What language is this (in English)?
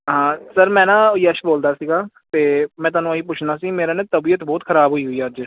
Punjabi